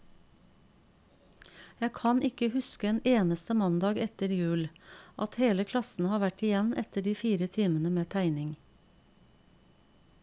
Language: Norwegian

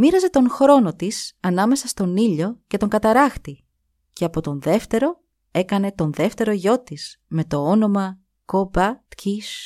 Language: Greek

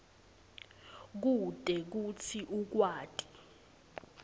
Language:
Swati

